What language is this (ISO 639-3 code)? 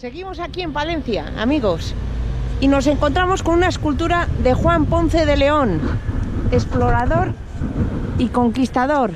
spa